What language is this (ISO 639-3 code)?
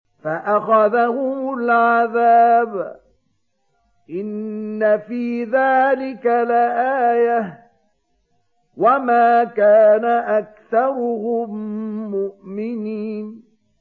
ara